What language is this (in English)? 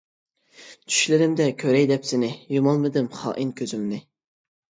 Uyghur